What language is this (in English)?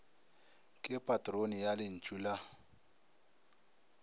Northern Sotho